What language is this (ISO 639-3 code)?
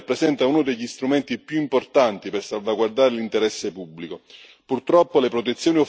ita